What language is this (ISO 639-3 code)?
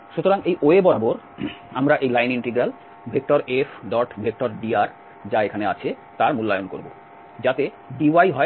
ben